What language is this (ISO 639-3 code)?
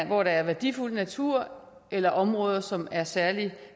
dan